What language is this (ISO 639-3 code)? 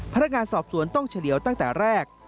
tha